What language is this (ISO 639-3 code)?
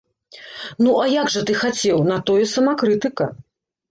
bel